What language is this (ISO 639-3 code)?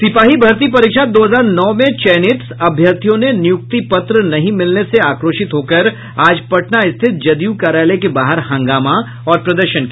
hin